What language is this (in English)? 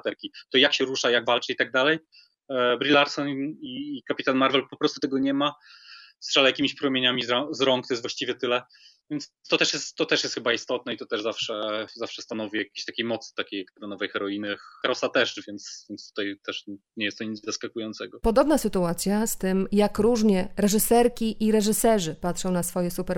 Polish